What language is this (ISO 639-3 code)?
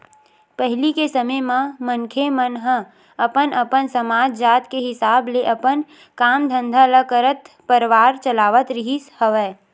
hne